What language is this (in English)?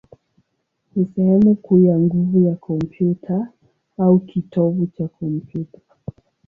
Swahili